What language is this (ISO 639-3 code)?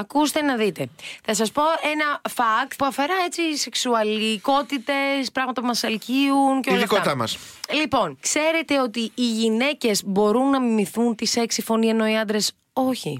ell